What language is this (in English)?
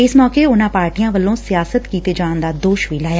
Punjabi